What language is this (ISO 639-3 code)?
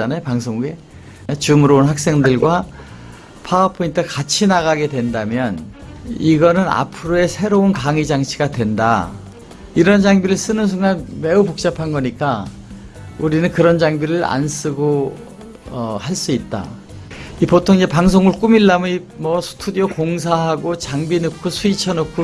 kor